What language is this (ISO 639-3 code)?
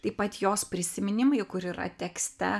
lit